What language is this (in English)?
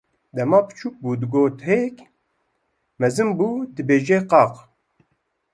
Kurdish